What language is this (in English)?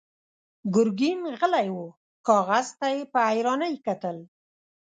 Pashto